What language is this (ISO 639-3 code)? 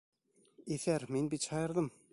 bak